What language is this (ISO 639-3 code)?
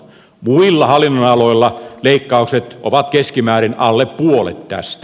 fin